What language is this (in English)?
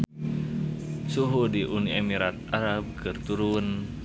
Sundanese